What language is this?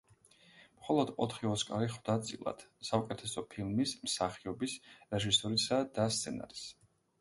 Georgian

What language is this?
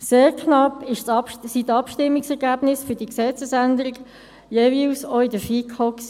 Swiss German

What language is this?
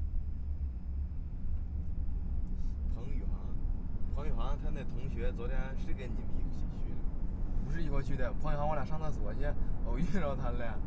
Chinese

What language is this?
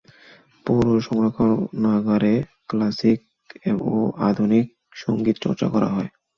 Bangla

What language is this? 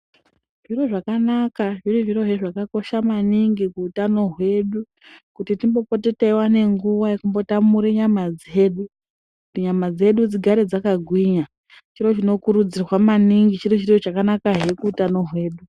Ndau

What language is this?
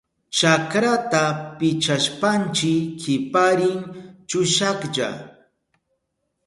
Southern Pastaza Quechua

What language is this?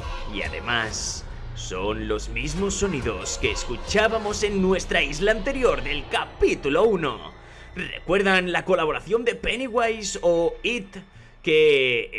Spanish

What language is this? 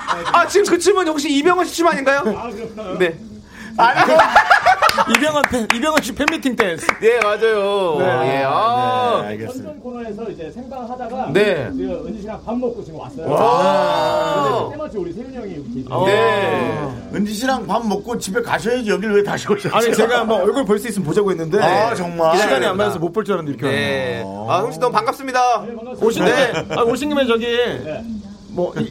Korean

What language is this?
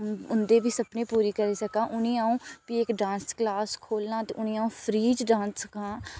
Dogri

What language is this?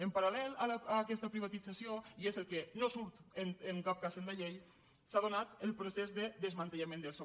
Catalan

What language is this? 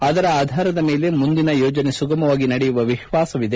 Kannada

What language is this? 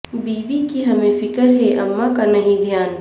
Urdu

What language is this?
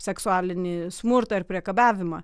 Lithuanian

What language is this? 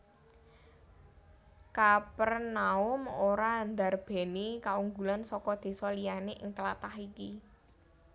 Javanese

